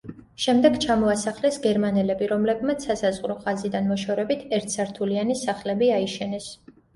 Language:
Georgian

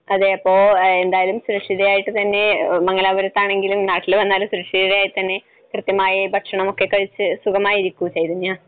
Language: Malayalam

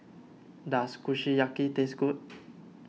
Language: English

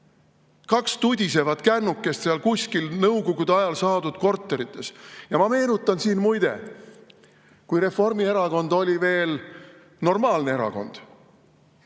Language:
Estonian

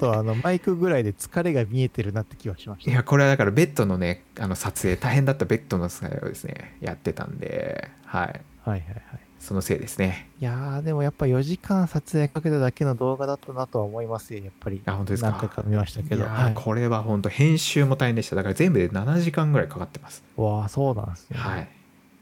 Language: Japanese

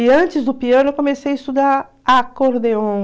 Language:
Portuguese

